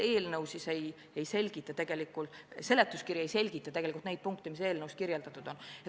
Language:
Estonian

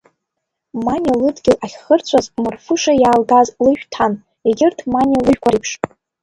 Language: Abkhazian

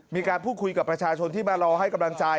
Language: Thai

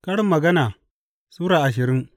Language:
Hausa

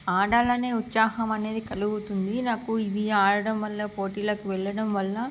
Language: Telugu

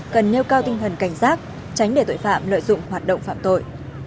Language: Vietnamese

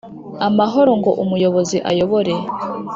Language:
Kinyarwanda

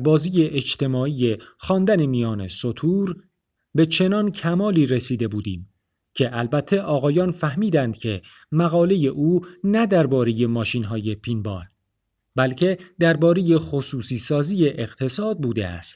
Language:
Persian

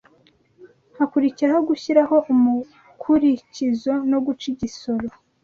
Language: Kinyarwanda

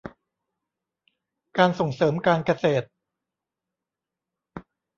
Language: Thai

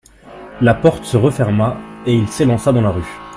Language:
French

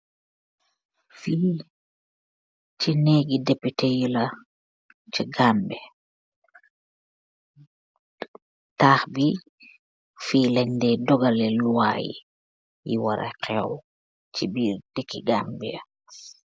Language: Wolof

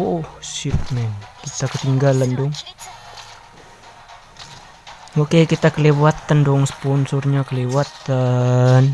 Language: Indonesian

